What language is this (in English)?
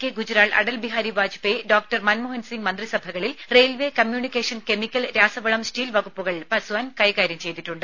Malayalam